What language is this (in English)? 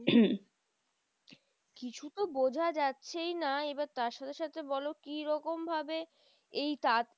Bangla